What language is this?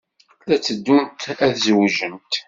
Kabyle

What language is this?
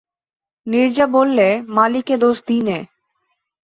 Bangla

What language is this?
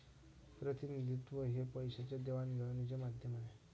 Marathi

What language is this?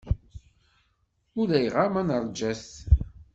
Kabyle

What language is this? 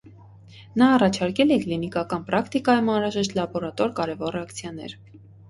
Armenian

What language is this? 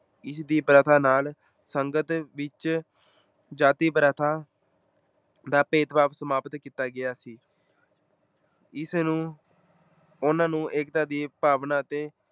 Punjabi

